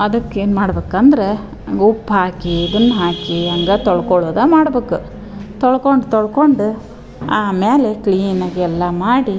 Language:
Kannada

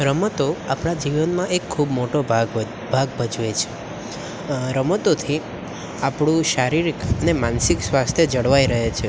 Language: Gujarati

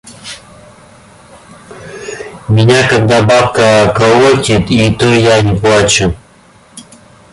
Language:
Russian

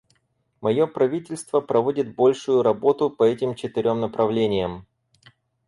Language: Russian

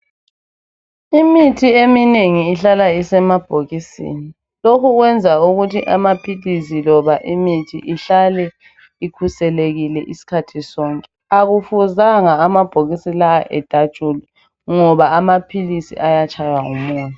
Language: North Ndebele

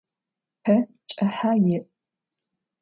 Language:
Adyghe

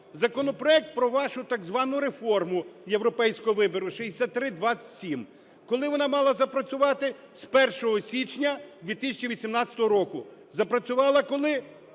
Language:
Ukrainian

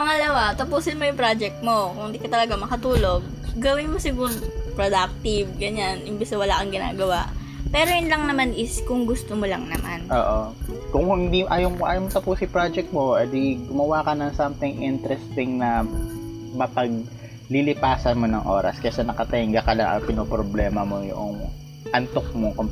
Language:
Filipino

